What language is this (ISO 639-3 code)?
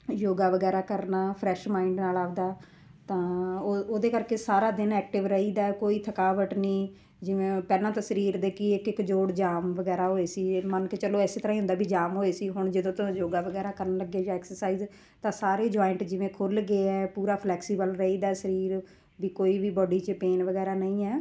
pan